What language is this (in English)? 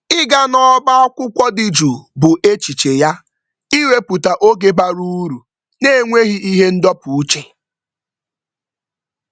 Igbo